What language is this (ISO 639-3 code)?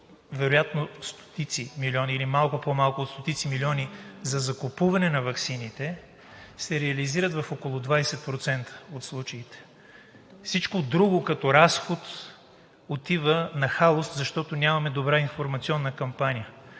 bul